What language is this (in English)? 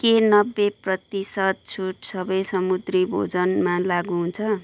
Nepali